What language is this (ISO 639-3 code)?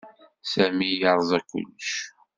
kab